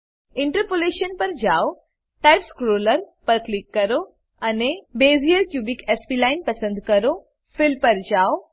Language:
Gujarati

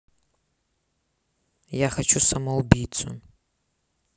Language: Russian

